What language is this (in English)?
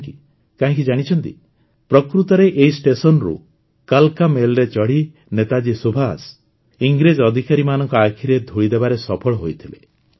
Odia